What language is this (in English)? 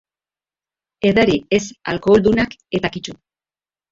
Basque